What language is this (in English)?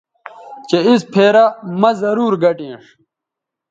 Bateri